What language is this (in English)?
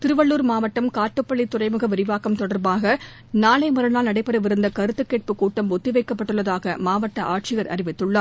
Tamil